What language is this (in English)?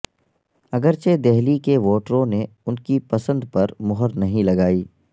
Urdu